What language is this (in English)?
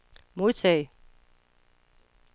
Danish